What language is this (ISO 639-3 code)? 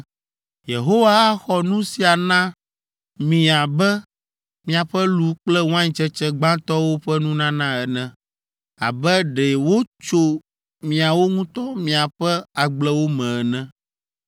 ewe